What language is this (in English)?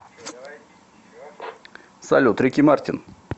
Russian